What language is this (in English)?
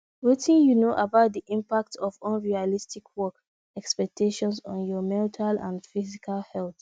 Nigerian Pidgin